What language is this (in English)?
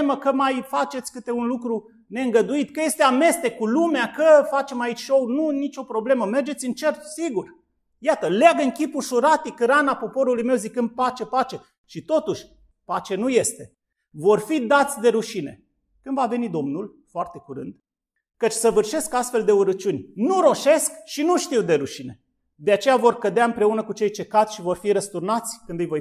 Romanian